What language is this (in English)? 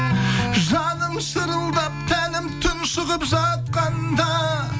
Kazakh